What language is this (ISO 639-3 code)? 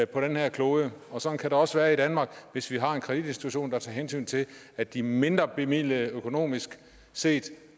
dan